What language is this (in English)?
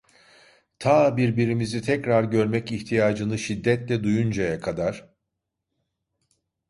Turkish